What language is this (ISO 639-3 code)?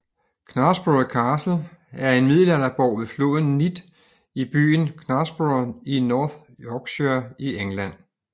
dan